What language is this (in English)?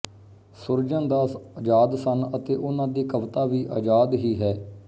Punjabi